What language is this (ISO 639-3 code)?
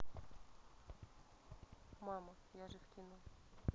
rus